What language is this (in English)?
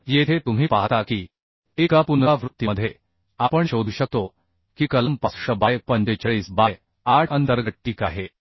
Marathi